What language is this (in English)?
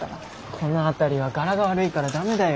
Japanese